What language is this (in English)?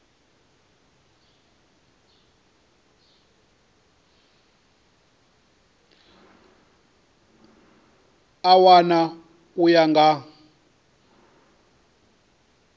Venda